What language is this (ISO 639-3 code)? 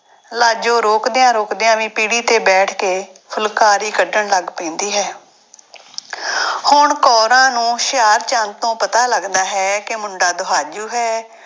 pan